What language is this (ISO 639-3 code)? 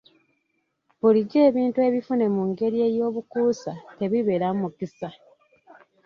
lug